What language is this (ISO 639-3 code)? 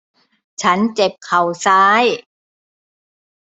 tha